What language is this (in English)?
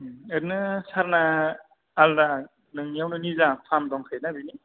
Bodo